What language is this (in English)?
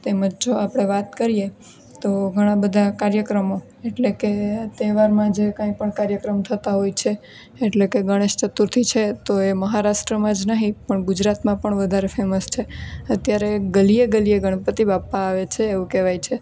Gujarati